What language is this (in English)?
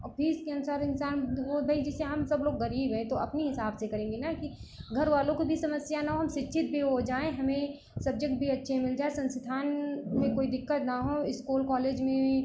Hindi